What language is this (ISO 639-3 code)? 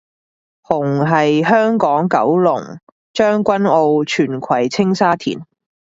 yue